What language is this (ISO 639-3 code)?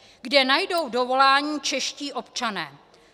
ces